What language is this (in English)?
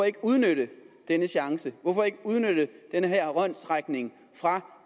Danish